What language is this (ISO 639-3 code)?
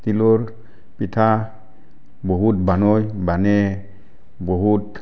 asm